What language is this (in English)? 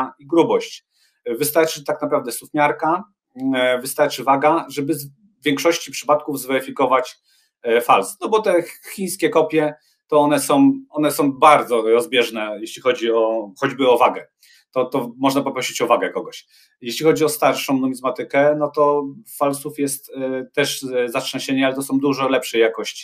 Polish